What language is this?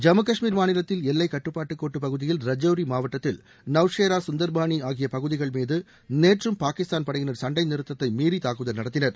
Tamil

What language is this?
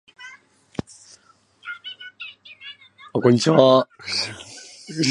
Japanese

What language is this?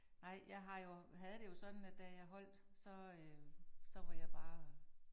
Danish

